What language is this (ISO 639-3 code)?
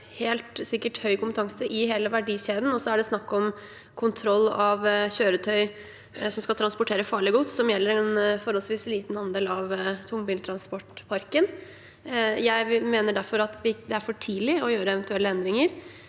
nor